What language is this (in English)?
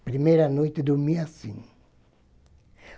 Portuguese